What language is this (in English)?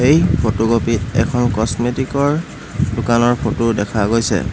Assamese